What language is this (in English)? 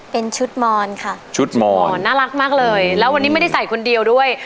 Thai